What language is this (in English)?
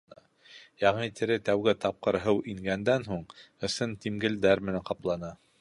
Bashkir